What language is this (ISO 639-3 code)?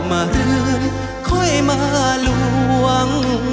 tha